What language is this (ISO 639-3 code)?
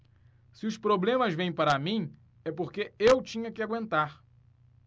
por